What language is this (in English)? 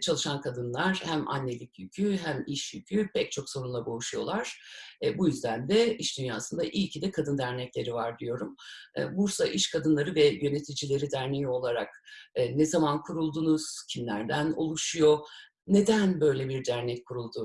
Turkish